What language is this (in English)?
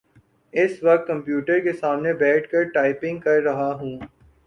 Urdu